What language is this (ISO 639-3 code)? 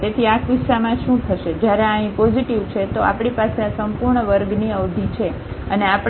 guj